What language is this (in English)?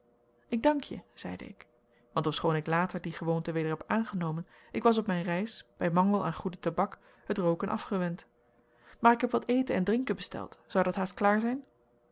Dutch